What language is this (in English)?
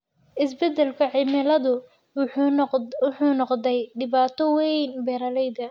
Somali